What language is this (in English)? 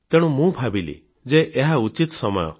Odia